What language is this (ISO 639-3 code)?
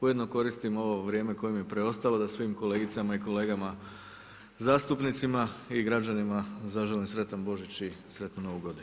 hrv